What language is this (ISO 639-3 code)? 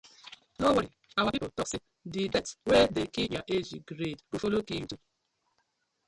pcm